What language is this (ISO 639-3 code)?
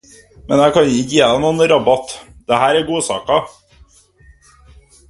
nob